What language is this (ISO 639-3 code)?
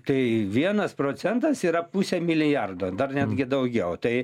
lit